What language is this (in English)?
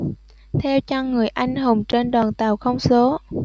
Vietnamese